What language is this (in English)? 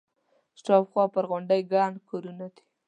Pashto